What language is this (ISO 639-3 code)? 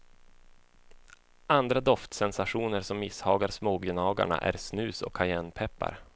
swe